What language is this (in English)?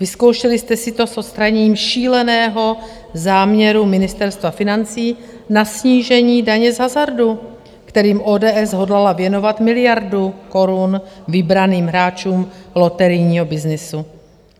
Czech